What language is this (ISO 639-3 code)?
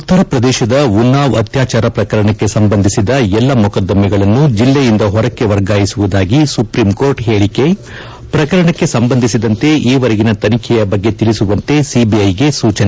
kan